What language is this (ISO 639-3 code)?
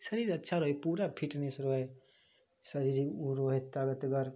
mai